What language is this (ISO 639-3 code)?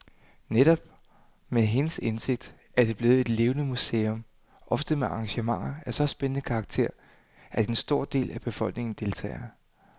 dan